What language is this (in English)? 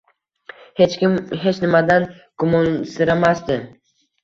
Uzbek